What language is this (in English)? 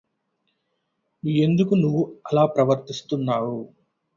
Telugu